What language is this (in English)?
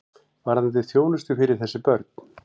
Icelandic